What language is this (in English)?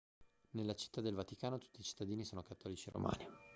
Italian